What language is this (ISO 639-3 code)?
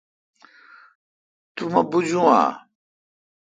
xka